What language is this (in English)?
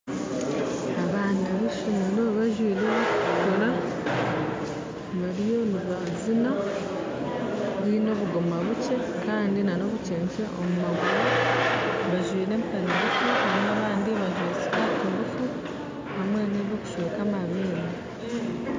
Nyankole